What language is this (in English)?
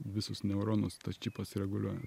Lithuanian